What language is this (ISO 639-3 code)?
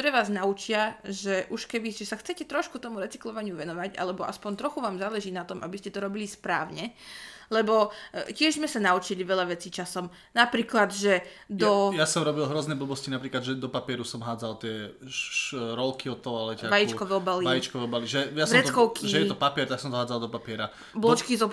slk